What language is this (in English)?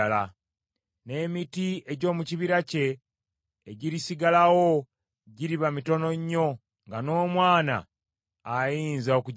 Ganda